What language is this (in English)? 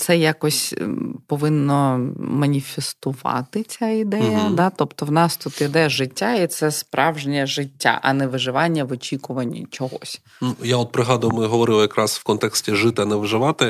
Ukrainian